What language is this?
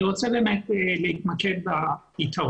Hebrew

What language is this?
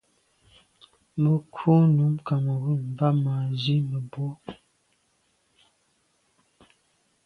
Medumba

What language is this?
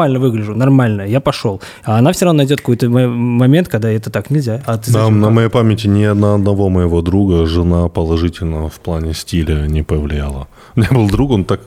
Russian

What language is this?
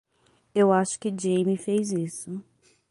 Portuguese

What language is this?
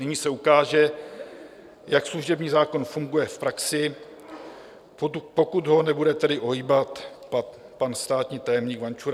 Czech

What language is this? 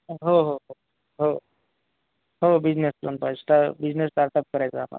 Marathi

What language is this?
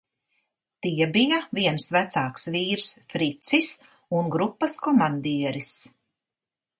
Latvian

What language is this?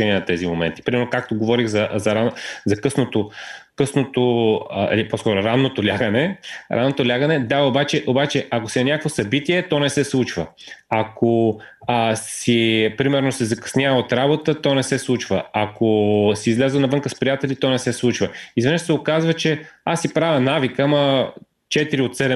Bulgarian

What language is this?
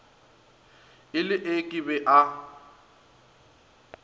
Northern Sotho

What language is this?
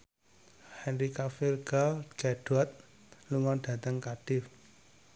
Javanese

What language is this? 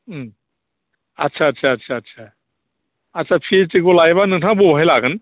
Bodo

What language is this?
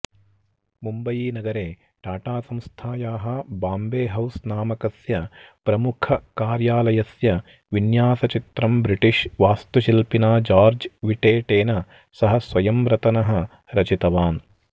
Sanskrit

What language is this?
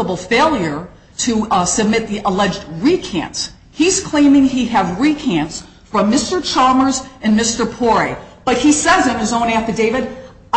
English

